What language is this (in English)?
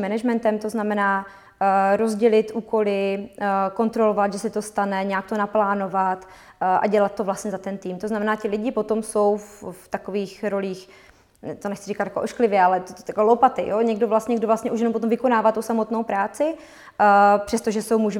Czech